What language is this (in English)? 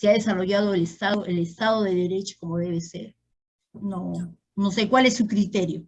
Spanish